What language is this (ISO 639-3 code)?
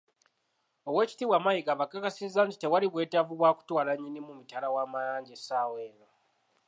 lug